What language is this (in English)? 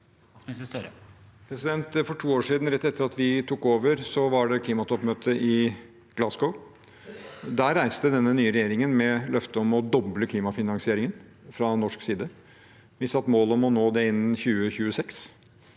Norwegian